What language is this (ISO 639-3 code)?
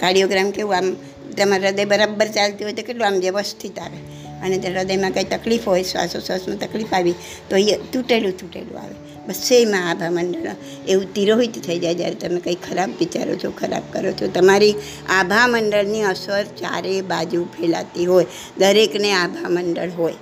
guj